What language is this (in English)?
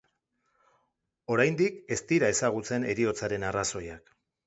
Basque